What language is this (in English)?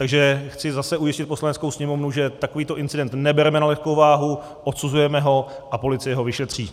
Czech